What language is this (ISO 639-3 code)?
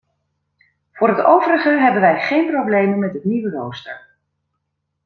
nld